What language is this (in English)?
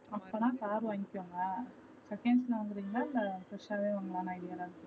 Tamil